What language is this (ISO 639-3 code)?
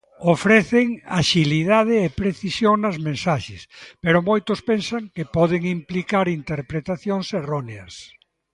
glg